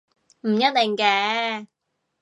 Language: Cantonese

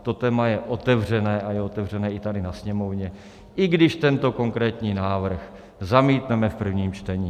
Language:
Czech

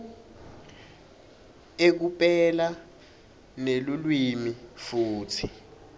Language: Swati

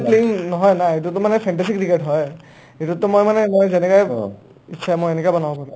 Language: Assamese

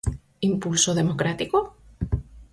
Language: Galician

